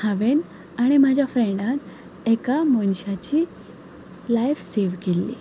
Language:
Konkani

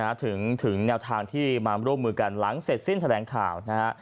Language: Thai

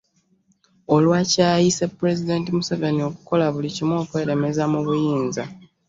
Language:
Ganda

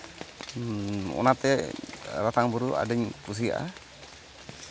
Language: Santali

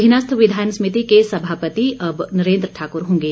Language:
Hindi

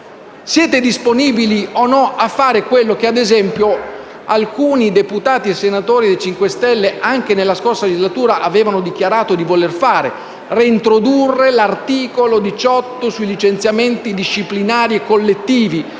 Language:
Italian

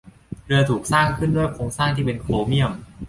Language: Thai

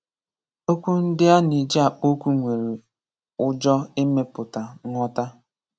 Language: Igbo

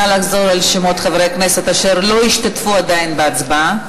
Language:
Hebrew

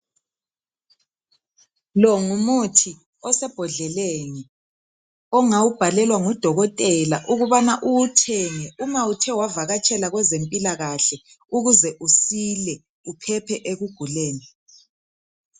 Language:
North Ndebele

